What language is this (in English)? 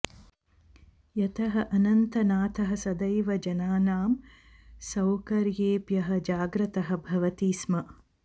Sanskrit